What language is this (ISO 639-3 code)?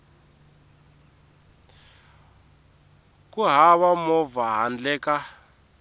tso